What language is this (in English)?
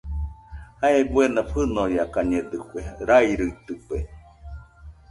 Nüpode Huitoto